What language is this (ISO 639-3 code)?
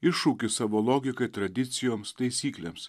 lit